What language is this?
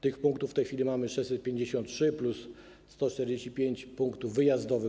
Polish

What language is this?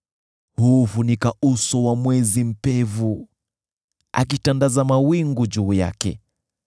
Swahili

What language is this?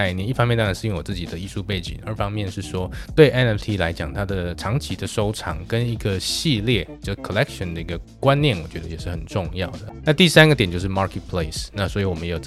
Chinese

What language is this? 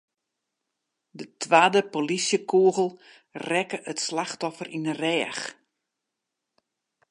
Western Frisian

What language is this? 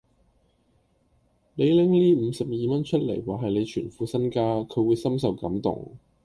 Cantonese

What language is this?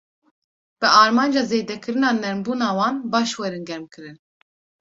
Kurdish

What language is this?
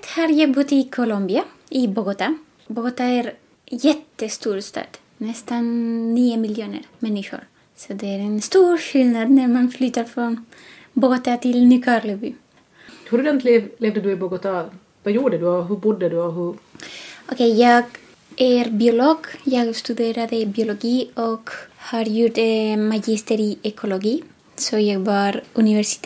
Swedish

